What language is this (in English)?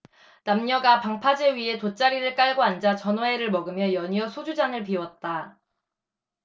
Korean